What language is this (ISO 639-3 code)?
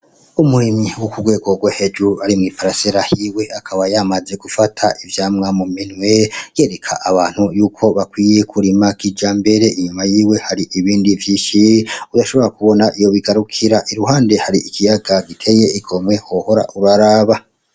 run